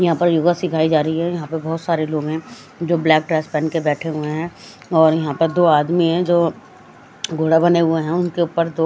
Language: Hindi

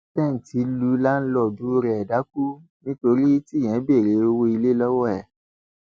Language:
Yoruba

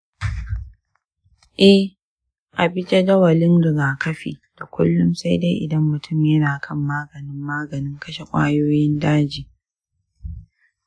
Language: Hausa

